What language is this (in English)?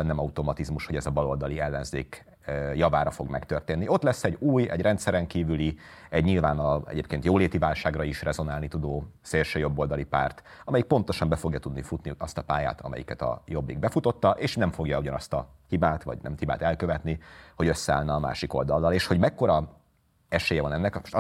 Hungarian